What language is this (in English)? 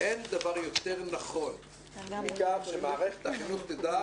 Hebrew